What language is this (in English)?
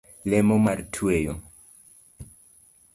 Luo (Kenya and Tanzania)